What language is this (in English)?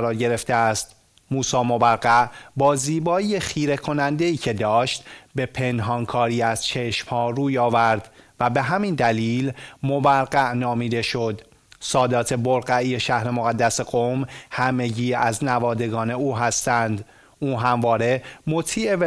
Persian